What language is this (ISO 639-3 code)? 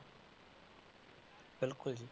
pan